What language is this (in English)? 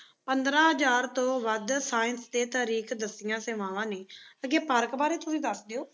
Punjabi